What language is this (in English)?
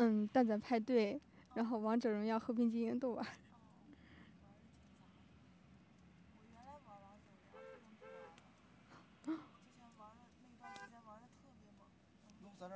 Chinese